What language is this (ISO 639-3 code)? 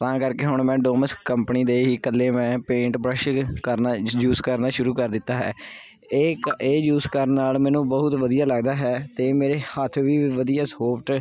pan